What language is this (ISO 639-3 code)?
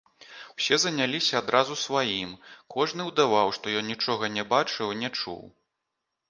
bel